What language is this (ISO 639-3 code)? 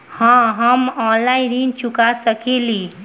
bho